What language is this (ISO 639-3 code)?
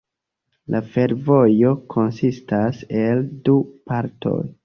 epo